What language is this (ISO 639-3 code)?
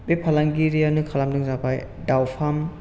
brx